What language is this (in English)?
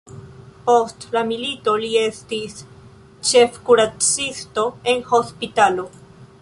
Esperanto